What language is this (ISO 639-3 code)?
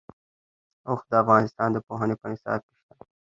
pus